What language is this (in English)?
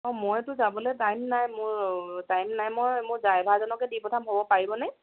Assamese